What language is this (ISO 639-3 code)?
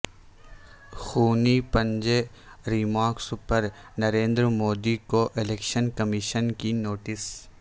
urd